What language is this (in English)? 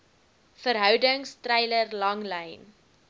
Afrikaans